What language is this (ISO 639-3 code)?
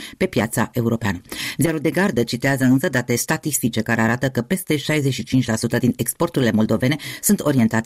ron